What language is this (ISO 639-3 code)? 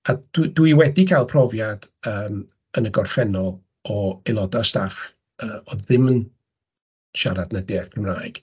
cym